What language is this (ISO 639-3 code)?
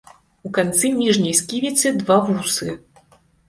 bel